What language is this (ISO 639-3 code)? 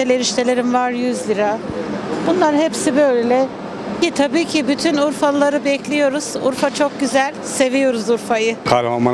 tur